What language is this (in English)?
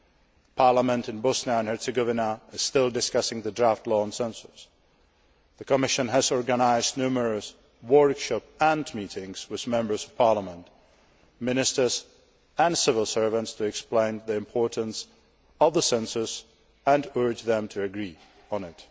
English